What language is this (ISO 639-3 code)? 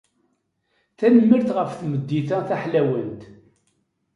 kab